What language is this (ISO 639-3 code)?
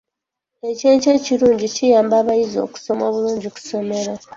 lug